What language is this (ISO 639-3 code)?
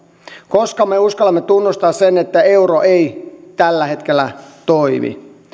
fin